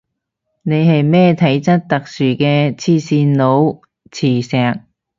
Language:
Cantonese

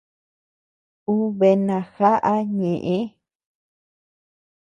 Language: Tepeuxila Cuicatec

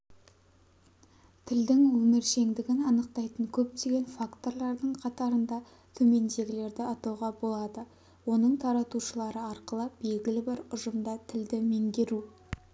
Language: Kazakh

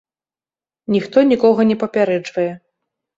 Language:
Belarusian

